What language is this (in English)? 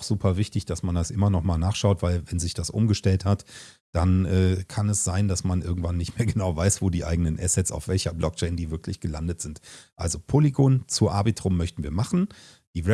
German